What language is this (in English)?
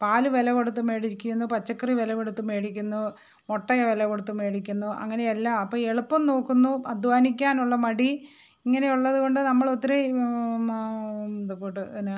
Malayalam